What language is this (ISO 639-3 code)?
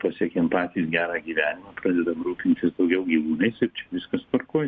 lit